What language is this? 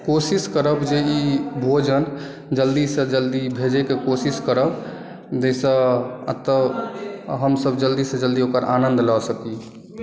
Maithili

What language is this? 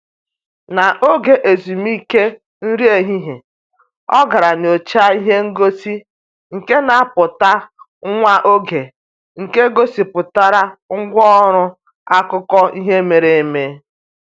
Igbo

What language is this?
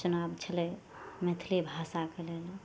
Maithili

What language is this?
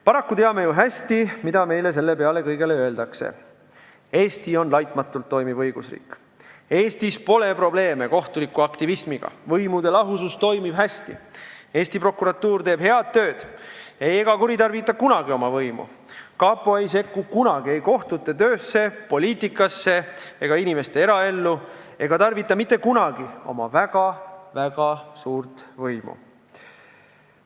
Estonian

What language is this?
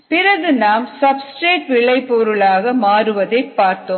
Tamil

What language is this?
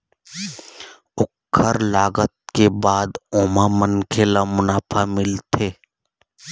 Chhattisgarhi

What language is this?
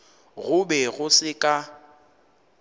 Northern Sotho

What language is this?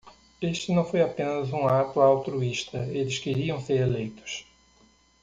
Portuguese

